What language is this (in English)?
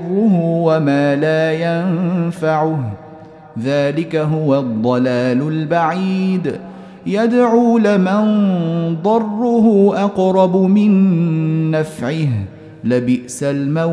Arabic